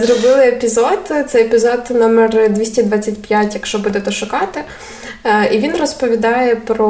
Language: Ukrainian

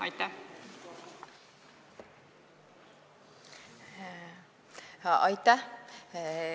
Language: Estonian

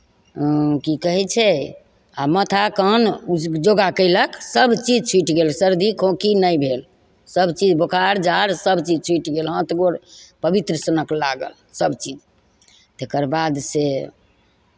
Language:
Maithili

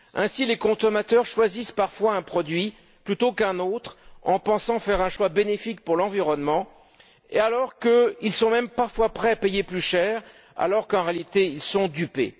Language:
French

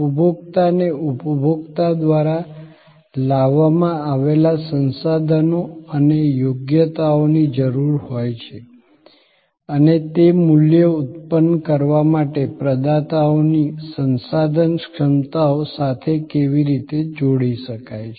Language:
Gujarati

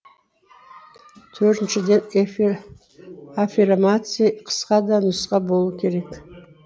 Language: Kazakh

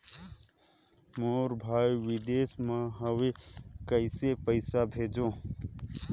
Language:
Chhattisgarhi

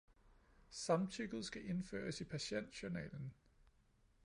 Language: Danish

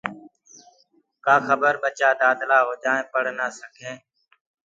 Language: Gurgula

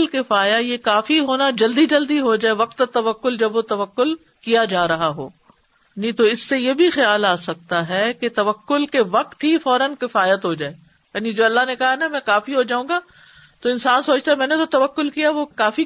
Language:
Urdu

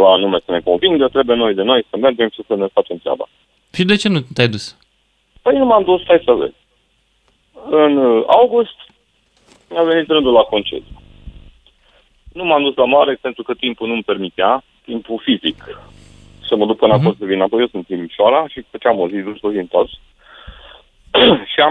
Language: Romanian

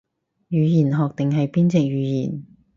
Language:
Cantonese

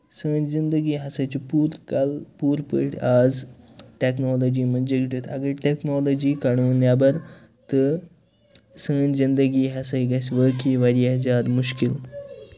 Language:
Kashmiri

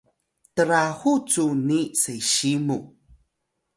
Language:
Atayal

